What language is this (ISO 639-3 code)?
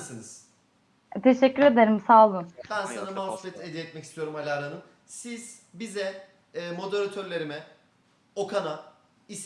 tur